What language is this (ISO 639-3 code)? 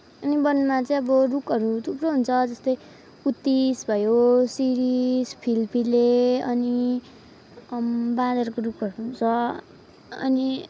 nep